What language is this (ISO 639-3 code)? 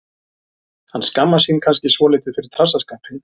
isl